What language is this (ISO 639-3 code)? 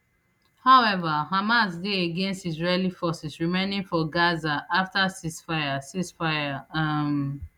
pcm